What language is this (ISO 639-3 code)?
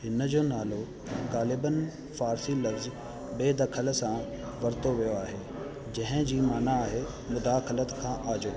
snd